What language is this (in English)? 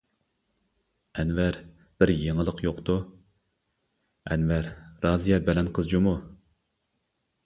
Uyghur